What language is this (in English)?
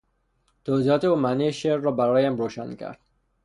Persian